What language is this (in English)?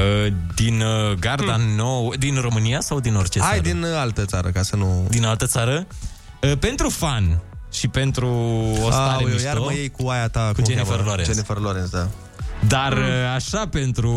Romanian